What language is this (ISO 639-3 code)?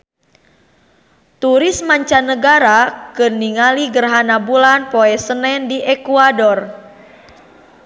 sun